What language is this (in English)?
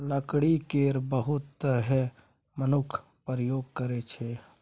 Maithili